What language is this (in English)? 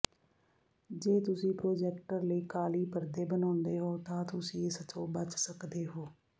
Punjabi